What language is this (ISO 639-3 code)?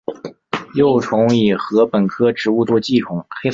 zho